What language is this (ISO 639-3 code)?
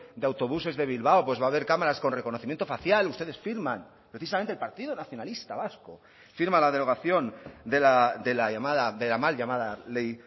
spa